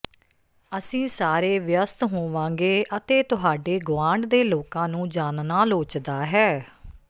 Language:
Punjabi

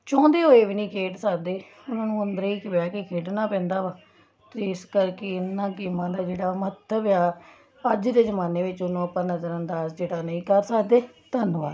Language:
Punjabi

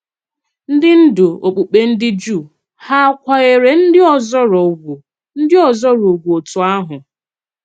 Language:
Igbo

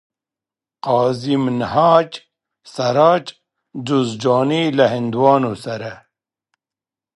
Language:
Pashto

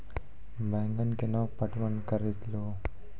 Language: Maithili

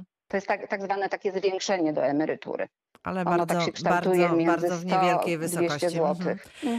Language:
Polish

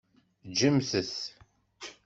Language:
Kabyle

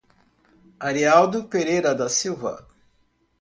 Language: Portuguese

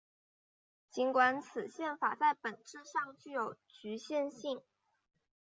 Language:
Chinese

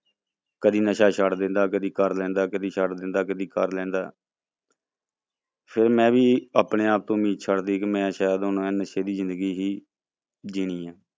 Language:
Punjabi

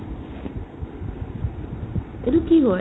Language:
Assamese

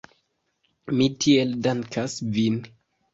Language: Esperanto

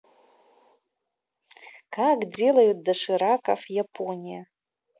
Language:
Russian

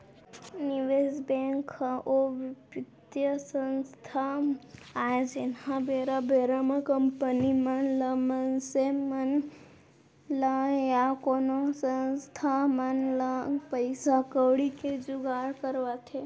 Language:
Chhattisgarhi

